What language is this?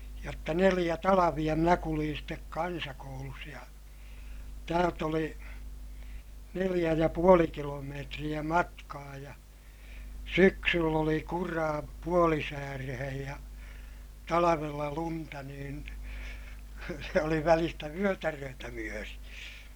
Finnish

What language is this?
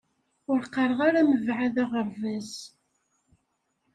Kabyle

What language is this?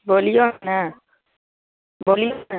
Maithili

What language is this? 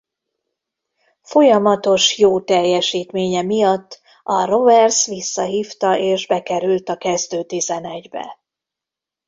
Hungarian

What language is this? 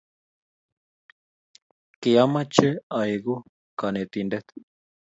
Kalenjin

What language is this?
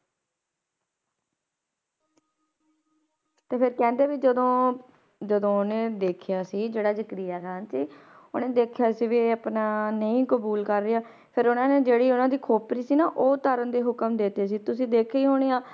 Punjabi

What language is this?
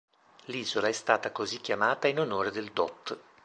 Italian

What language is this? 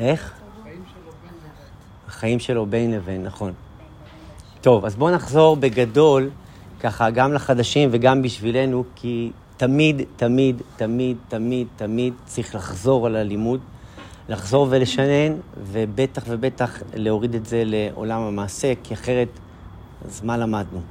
Hebrew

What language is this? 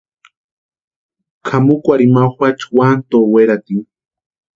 Western Highland Purepecha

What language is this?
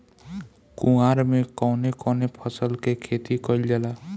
Bhojpuri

